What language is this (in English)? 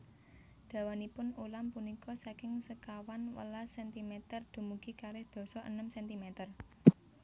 Javanese